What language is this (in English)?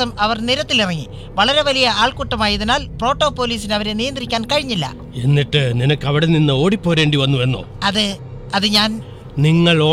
Malayalam